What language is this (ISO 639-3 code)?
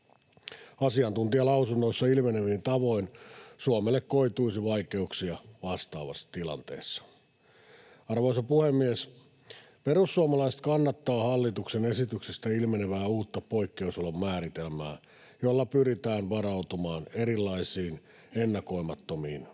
fin